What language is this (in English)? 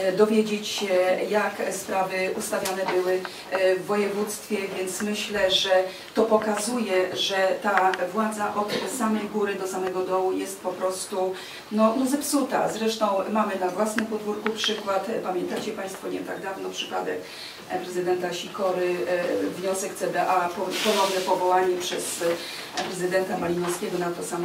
Polish